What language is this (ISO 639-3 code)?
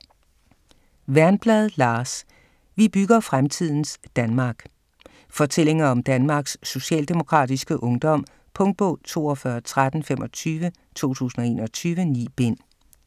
dan